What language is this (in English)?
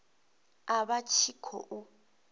Venda